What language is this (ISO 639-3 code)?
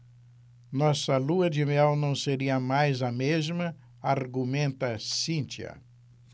por